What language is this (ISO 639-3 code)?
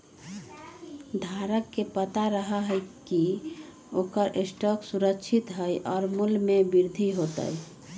mag